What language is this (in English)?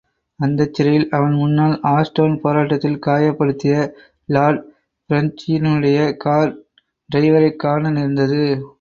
Tamil